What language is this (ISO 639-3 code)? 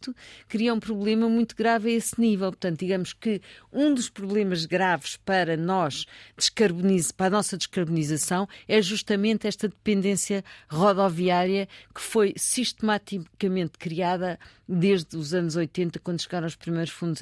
por